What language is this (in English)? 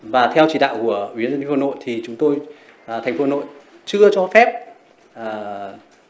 Vietnamese